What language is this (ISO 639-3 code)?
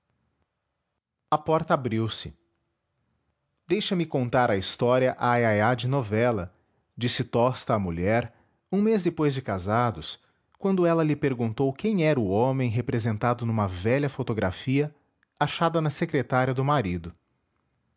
por